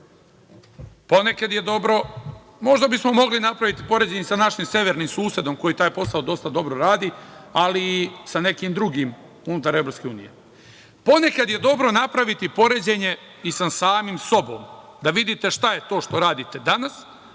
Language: Serbian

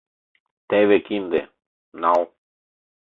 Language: Mari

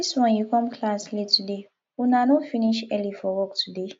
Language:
Nigerian Pidgin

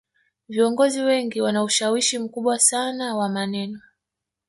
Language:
Swahili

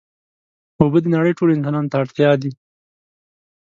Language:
Pashto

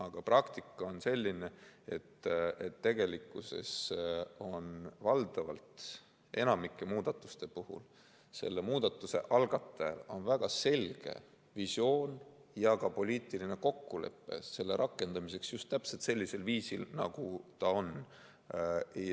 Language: Estonian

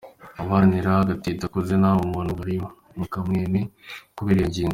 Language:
Kinyarwanda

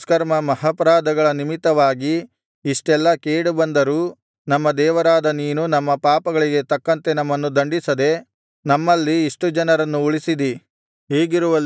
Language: Kannada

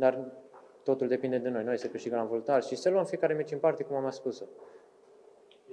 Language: Romanian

